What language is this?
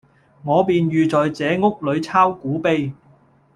Cantonese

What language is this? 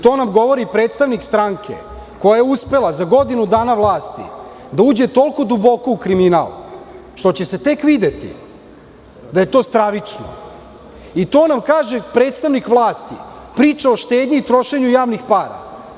Serbian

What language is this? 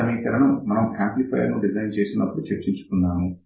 Telugu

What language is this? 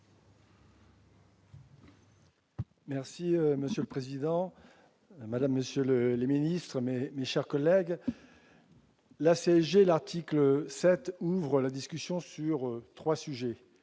French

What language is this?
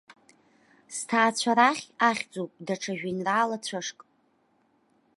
Abkhazian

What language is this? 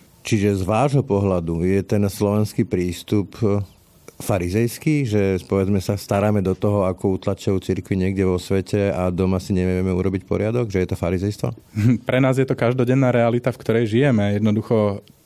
Slovak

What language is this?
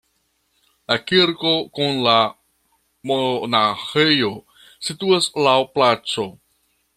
Esperanto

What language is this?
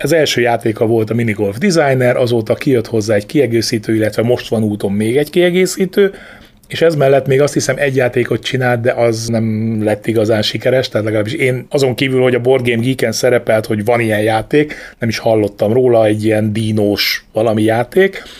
Hungarian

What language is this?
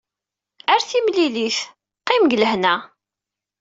Kabyle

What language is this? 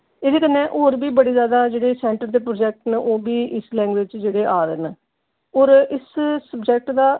Dogri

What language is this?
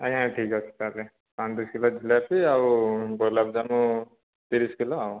Odia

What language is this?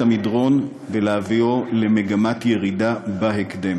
Hebrew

